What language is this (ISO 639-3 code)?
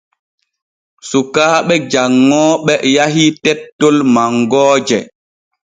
fue